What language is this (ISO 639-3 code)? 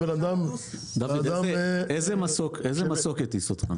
heb